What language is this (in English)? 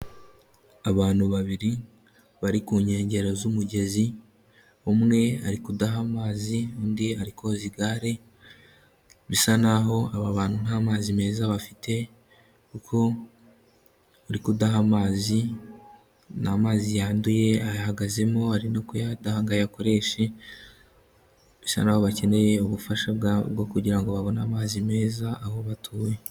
Kinyarwanda